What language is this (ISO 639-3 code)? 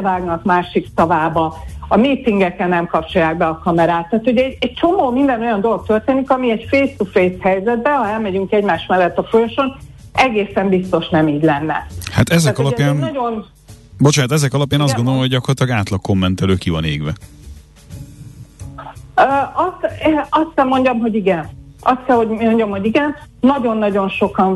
hun